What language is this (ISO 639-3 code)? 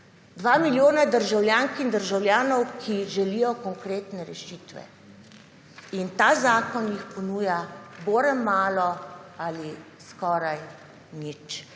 slv